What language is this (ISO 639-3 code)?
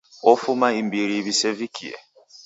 dav